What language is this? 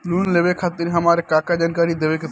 Bhojpuri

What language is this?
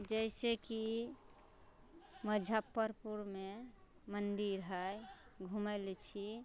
Maithili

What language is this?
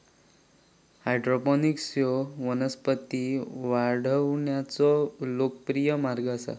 Marathi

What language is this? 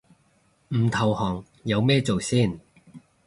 Cantonese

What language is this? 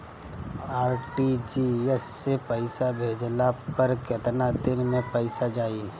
Bhojpuri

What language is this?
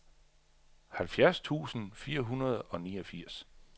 Danish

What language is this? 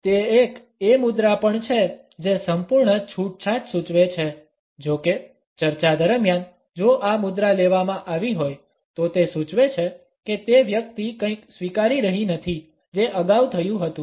Gujarati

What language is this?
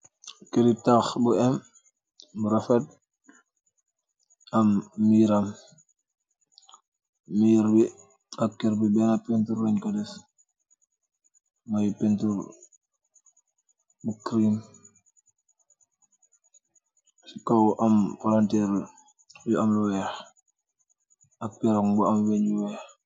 Wolof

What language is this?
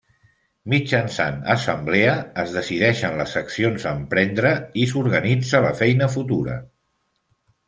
Catalan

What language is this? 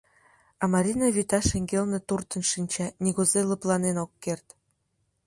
Mari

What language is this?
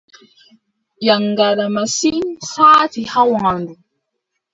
Adamawa Fulfulde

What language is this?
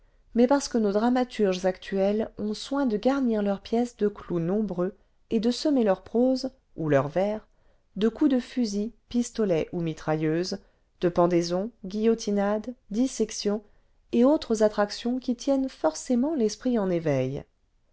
French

